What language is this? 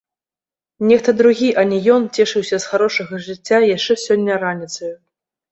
Belarusian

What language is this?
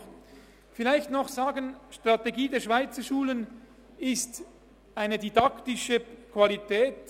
Swiss German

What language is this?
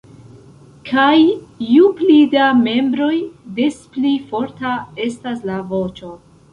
Esperanto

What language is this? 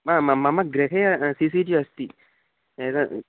Sanskrit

